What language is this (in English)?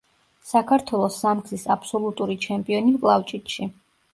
Georgian